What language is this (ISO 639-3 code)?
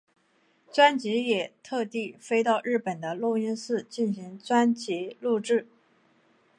zho